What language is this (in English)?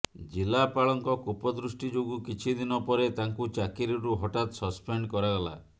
Odia